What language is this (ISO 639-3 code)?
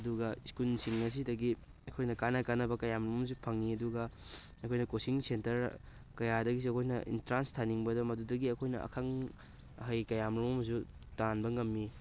mni